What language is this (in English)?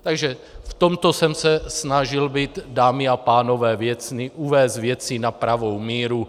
Czech